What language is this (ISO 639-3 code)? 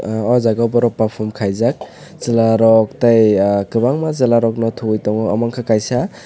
trp